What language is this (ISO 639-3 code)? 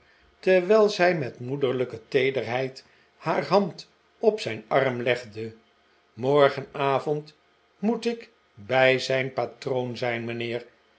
nld